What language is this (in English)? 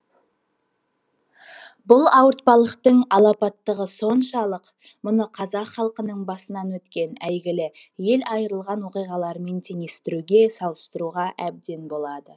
Kazakh